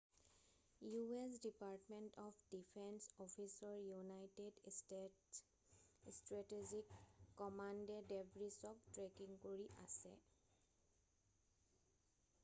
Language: Assamese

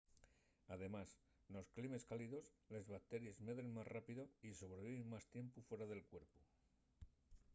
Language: Asturian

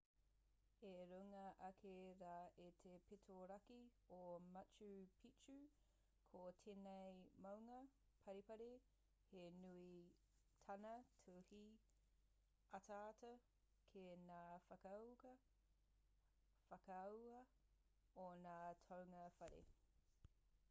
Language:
Māori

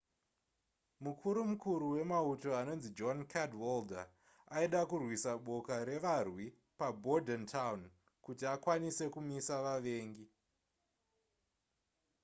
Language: Shona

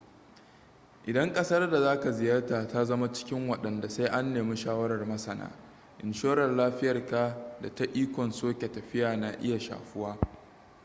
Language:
Hausa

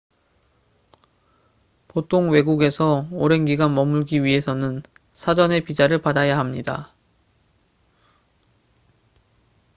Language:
Korean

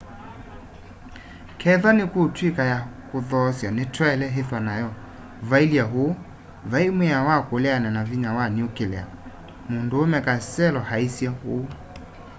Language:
Kamba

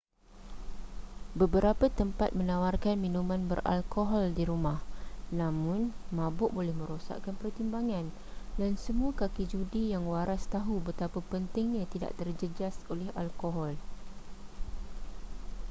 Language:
Malay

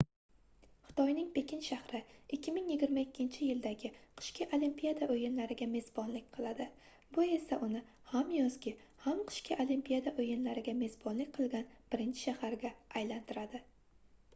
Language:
Uzbek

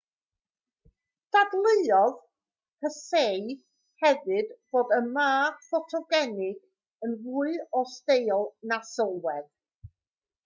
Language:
Welsh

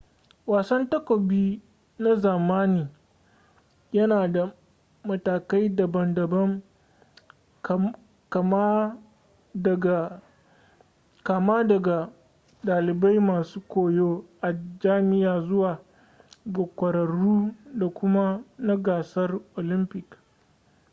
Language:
Hausa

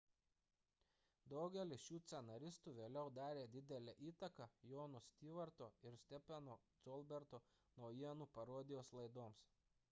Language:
Lithuanian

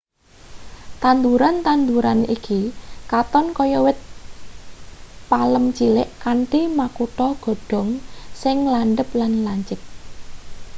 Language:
Javanese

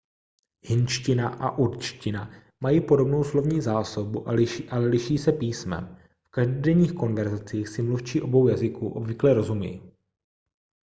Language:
Czech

